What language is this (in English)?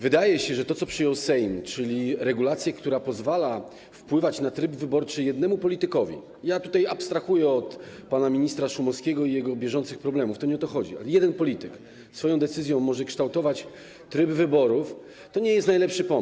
Polish